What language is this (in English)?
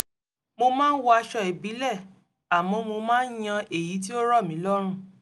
Yoruba